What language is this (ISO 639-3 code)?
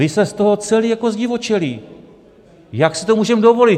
ces